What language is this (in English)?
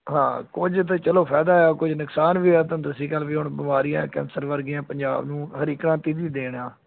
Punjabi